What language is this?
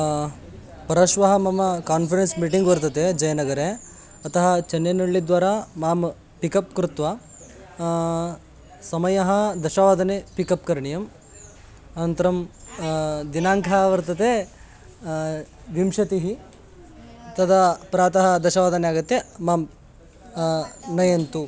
Sanskrit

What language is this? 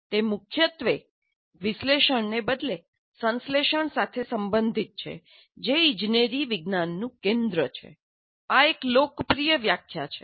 Gujarati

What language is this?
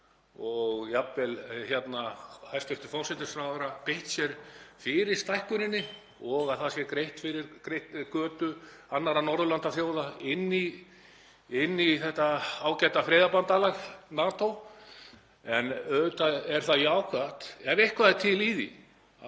Icelandic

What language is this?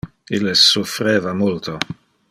Interlingua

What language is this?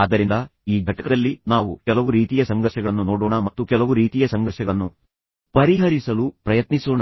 Kannada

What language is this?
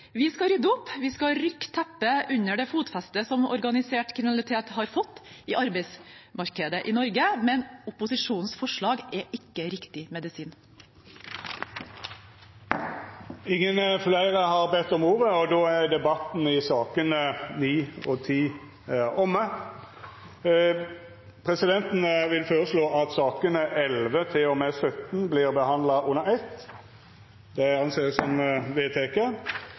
Norwegian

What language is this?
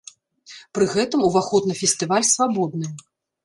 Belarusian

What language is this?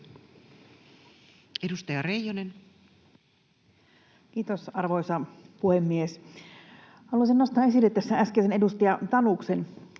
Finnish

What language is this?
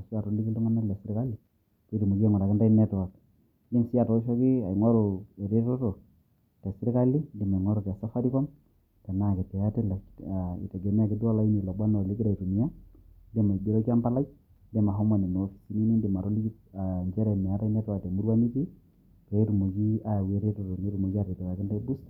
Masai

